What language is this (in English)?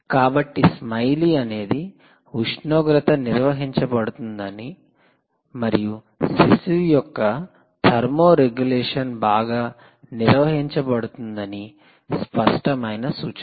Telugu